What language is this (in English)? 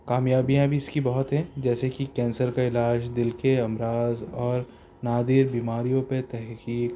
Urdu